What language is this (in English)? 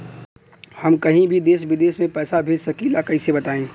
Bhojpuri